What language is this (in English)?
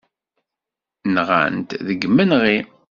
Kabyle